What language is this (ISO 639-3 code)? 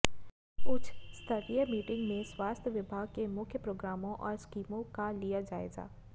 hin